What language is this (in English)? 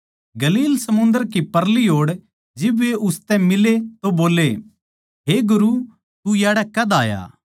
Haryanvi